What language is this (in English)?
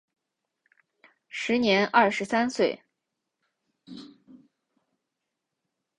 Chinese